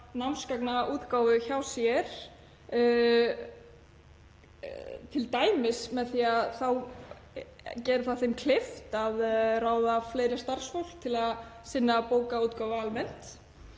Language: Icelandic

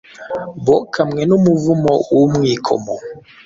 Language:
Kinyarwanda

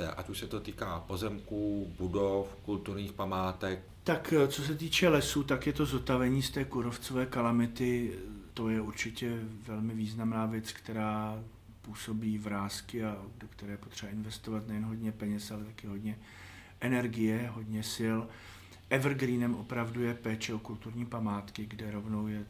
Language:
Czech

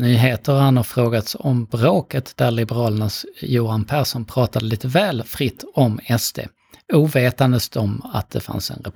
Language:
Swedish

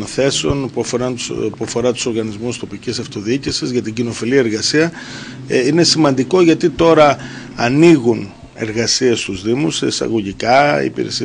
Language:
Greek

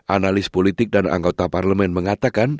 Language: Indonesian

